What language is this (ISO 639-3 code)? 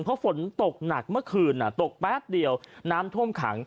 tha